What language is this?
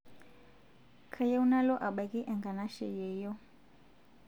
Masai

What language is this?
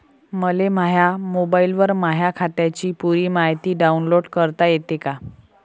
Marathi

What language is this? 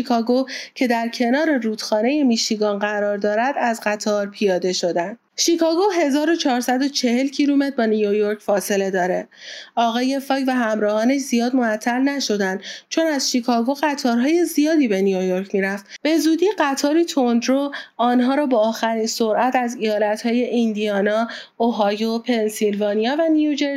Persian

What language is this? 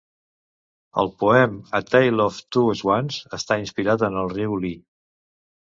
Catalan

